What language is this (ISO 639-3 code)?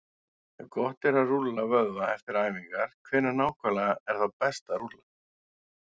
isl